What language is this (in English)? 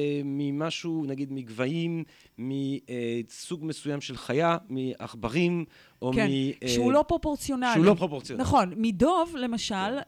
Hebrew